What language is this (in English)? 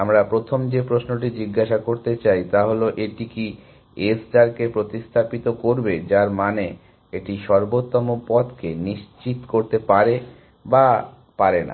Bangla